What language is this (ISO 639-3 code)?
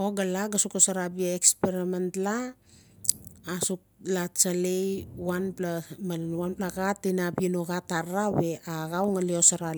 ncf